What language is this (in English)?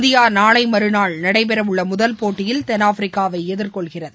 Tamil